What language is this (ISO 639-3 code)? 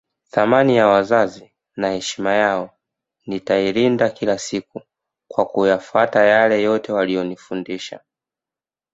swa